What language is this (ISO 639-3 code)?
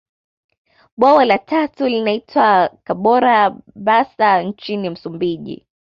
swa